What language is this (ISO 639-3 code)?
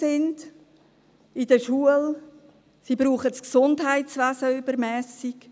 gsw